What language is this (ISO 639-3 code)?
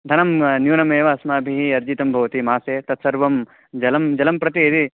san